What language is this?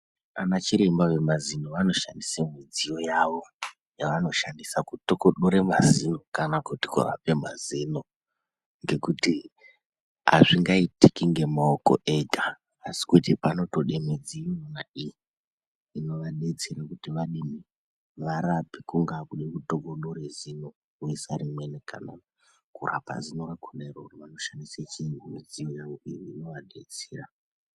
Ndau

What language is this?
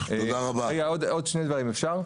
Hebrew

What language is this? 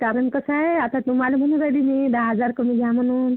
Marathi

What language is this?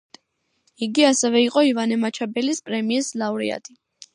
Georgian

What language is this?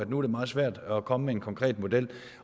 Danish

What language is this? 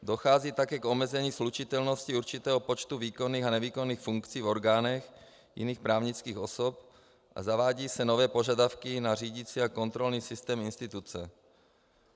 Czech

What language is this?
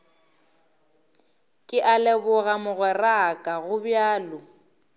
Northern Sotho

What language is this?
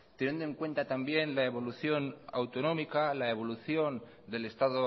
Spanish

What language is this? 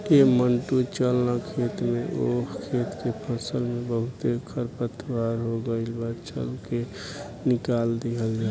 Bhojpuri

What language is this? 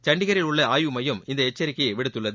Tamil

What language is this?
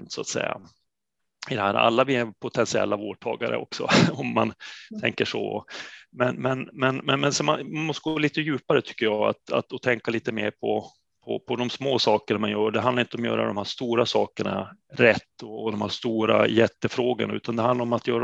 Swedish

